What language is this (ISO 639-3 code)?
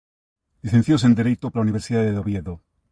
glg